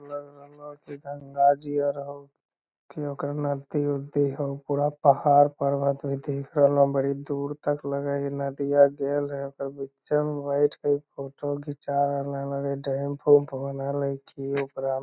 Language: Magahi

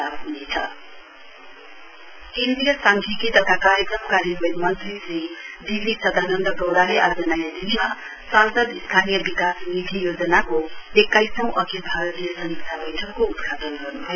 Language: Nepali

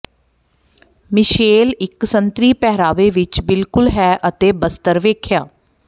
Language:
Punjabi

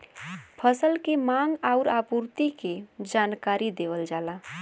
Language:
Bhojpuri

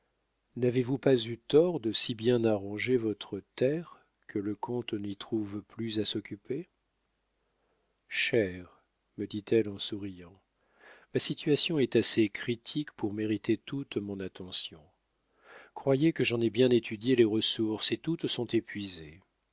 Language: French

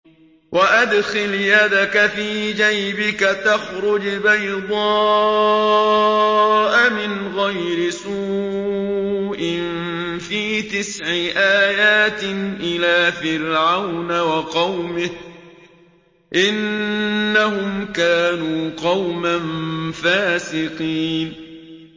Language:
Arabic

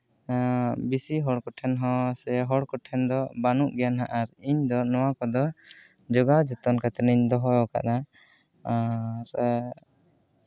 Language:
Santali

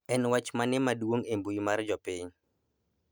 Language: Luo (Kenya and Tanzania)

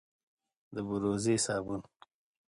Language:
Pashto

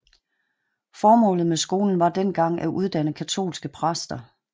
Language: Danish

